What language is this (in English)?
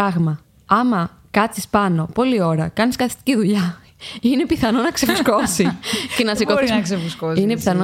Greek